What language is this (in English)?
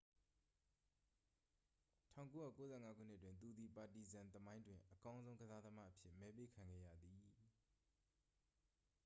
Burmese